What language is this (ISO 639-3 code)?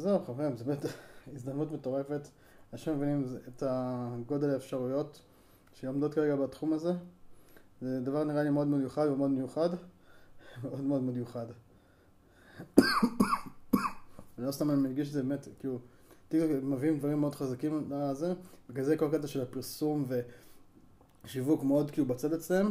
heb